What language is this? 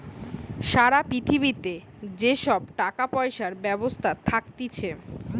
Bangla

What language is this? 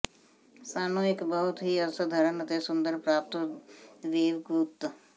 Punjabi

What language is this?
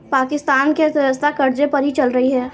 Hindi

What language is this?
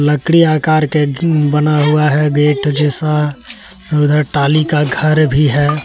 Hindi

